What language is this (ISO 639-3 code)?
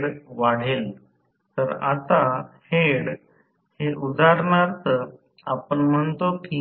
mar